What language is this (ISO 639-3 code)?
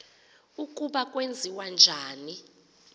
xho